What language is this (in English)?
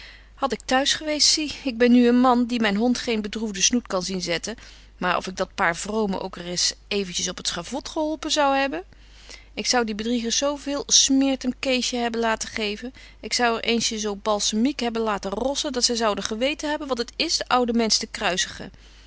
Dutch